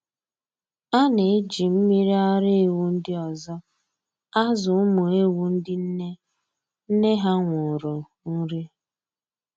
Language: Igbo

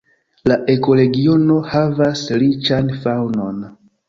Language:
Esperanto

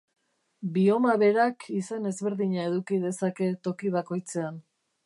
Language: Basque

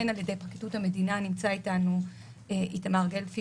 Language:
Hebrew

